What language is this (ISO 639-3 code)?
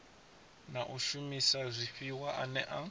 ven